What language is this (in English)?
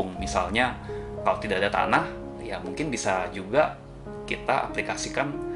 Indonesian